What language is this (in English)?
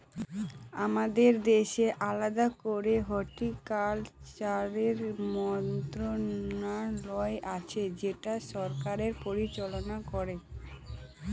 Bangla